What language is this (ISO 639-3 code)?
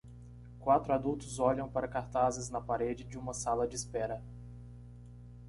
por